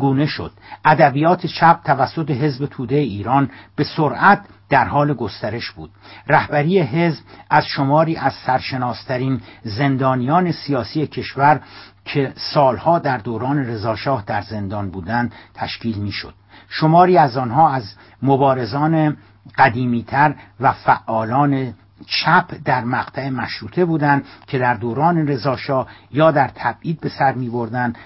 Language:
Persian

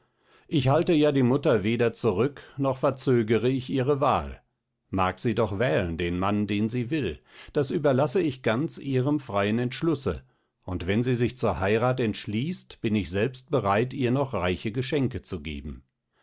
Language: German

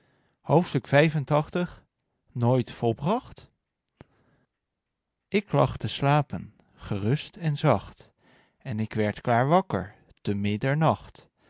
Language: Dutch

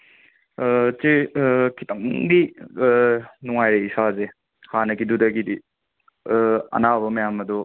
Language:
Manipuri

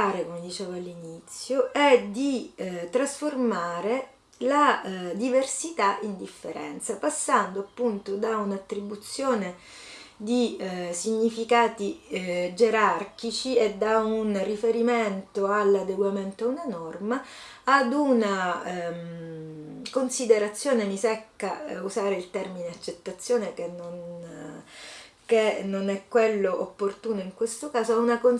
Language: Italian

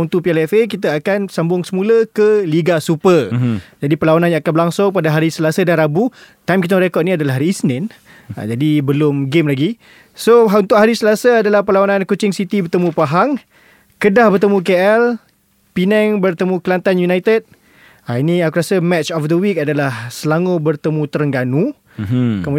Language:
Malay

